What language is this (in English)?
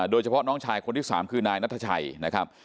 Thai